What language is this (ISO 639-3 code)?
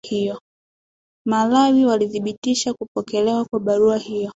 swa